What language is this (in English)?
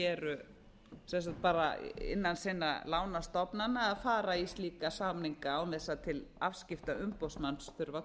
Icelandic